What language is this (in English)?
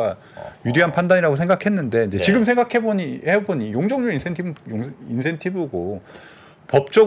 Korean